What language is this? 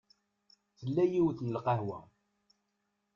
Kabyle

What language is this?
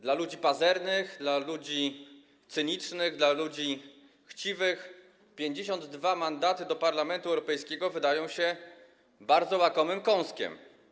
Polish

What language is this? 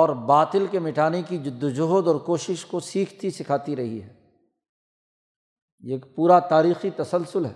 Urdu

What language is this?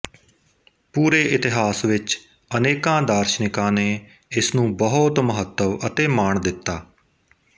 Punjabi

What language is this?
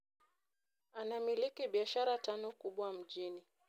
Luo (Kenya and Tanzania)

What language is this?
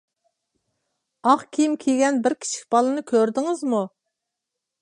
Uyghur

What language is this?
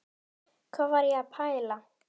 Icelandic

